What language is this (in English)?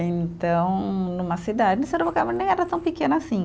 Portuguese